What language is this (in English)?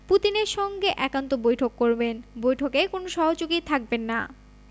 Bangla